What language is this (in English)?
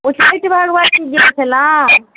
Maithili